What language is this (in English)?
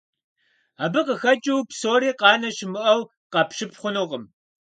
Kabardian